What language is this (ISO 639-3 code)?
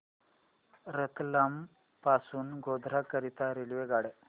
mar